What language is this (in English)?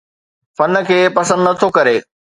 Sindhi